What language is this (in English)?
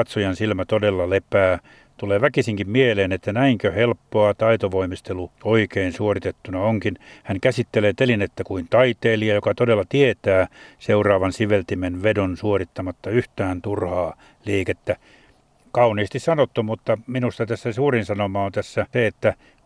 Finnish